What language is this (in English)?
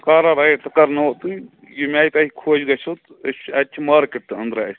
Kashmiri